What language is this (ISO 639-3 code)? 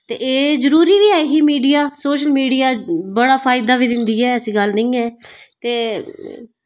doi